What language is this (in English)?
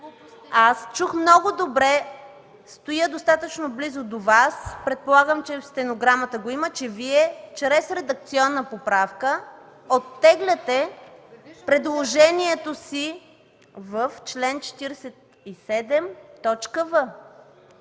Bulgarian